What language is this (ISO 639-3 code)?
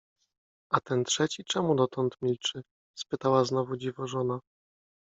pol